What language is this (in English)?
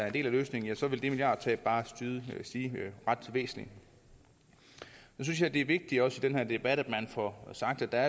Danish